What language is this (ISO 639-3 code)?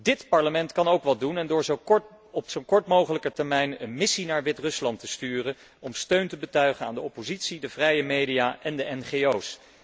nld